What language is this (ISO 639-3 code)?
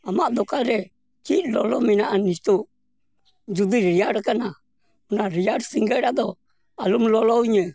sat